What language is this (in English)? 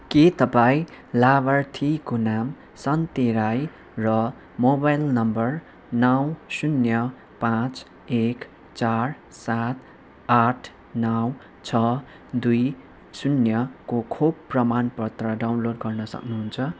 Nepali